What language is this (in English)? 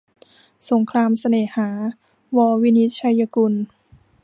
Thai